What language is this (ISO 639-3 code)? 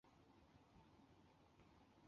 zho